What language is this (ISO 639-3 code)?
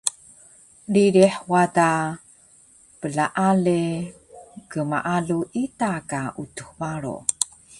trv